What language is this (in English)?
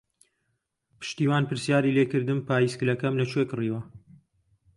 Central Kurdish